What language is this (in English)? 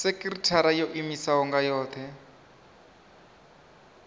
Venda